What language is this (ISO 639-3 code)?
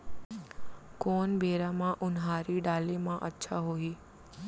hne